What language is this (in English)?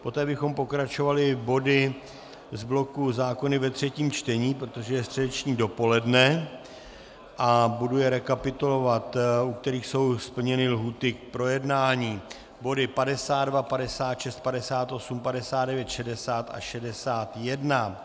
Czech